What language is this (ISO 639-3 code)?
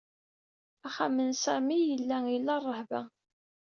kab